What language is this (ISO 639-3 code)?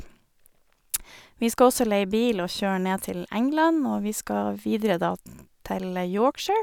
nor